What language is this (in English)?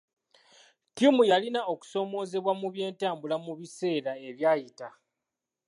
Ganda